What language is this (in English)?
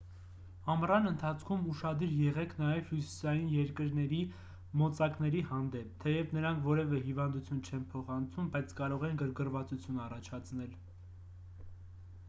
Armenian